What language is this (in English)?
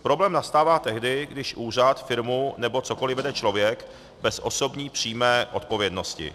Czech